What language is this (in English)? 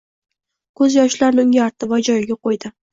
Uzbek